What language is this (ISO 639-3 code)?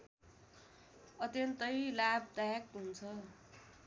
nep